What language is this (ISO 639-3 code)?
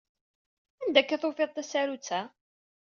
kab